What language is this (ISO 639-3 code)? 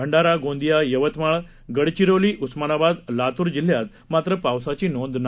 mar